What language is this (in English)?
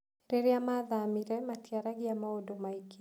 Kikuyu